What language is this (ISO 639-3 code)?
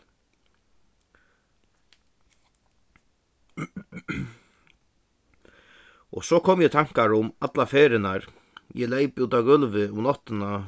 fao